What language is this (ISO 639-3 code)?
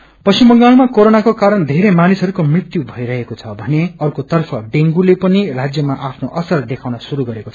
nep